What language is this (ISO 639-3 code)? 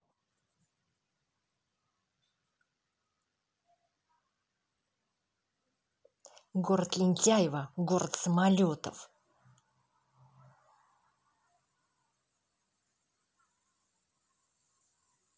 rus